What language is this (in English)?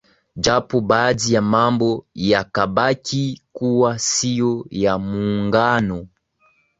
Swahili